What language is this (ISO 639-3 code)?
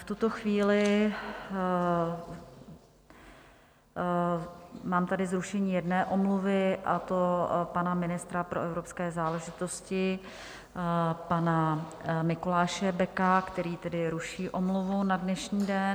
ces